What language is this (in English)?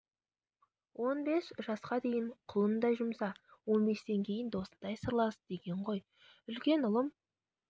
Kazakh